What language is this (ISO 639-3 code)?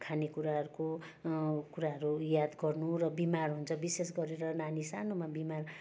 nep